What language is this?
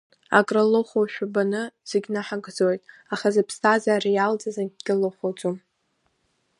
Abkhazian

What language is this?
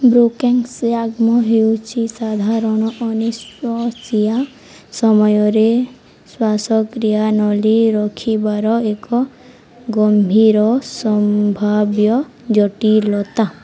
Odia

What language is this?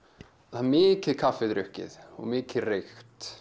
Icelandic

